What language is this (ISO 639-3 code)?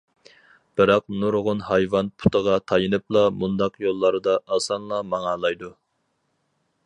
uig